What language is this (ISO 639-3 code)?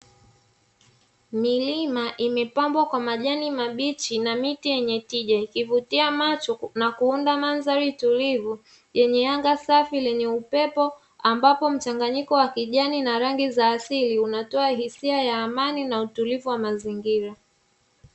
swa